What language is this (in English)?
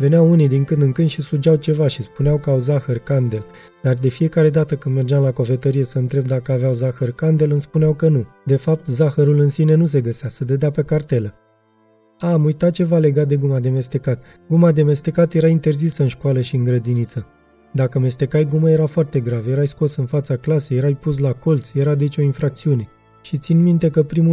Romanian